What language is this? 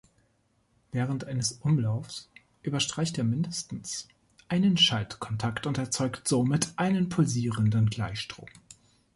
German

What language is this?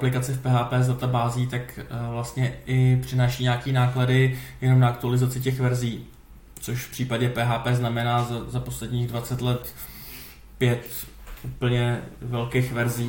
Czech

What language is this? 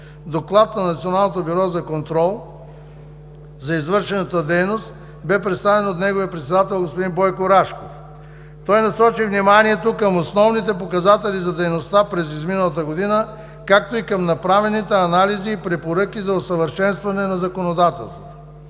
Bulgarian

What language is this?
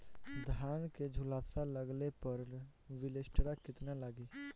Bhojpuri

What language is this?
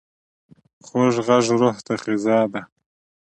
Pashto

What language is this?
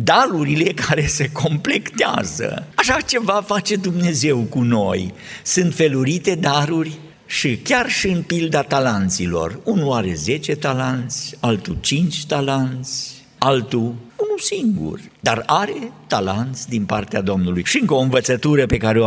Romanian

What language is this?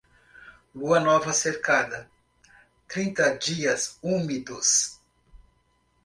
Portuguese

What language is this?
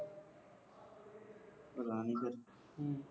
Punjabi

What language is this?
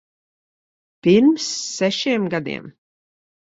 Latvian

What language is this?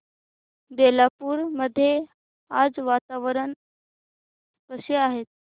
Marathi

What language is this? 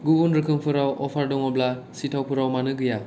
Bodo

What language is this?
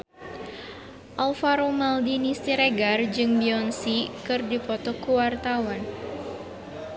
Sundanese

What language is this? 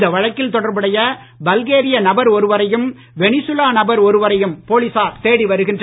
Tamil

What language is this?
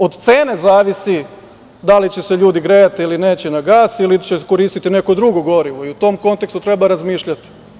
Serbian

